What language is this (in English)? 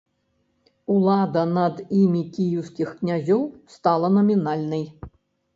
Belarusian